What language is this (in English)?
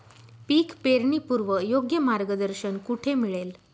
Marathi